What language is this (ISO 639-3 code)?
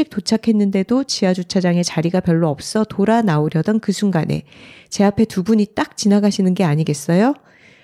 kor